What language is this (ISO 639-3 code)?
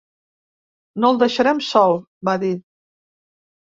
cat